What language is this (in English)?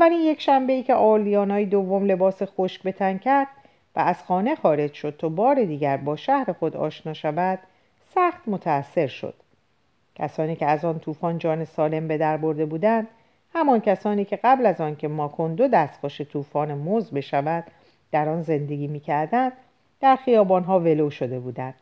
Persian